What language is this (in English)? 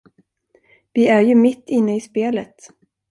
Swedish